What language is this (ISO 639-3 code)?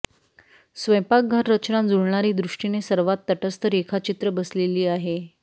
mar